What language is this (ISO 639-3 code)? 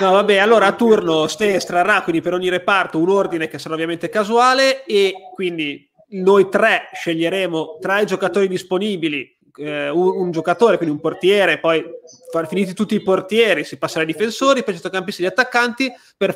ita